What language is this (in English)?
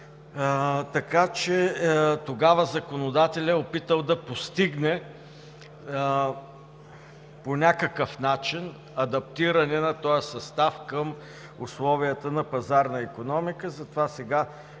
Bulgarian